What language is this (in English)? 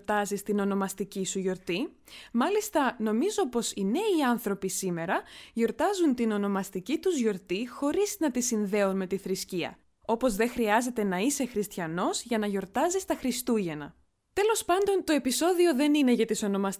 Greek